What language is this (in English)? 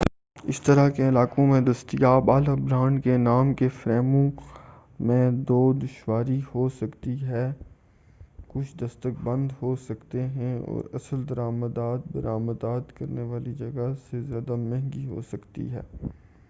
Urdu